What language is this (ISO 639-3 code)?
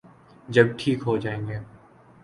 urd